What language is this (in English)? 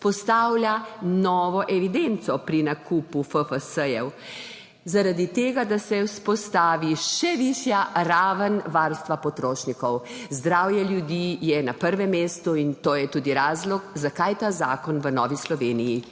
Slovenian